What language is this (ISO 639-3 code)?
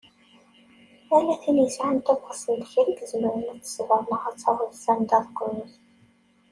kab